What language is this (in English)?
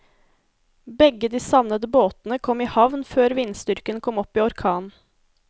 Norwegian